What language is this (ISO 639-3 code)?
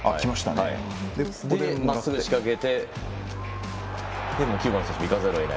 jpn